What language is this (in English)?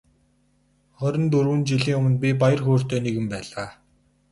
Mongolian